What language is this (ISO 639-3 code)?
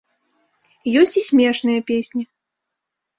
bel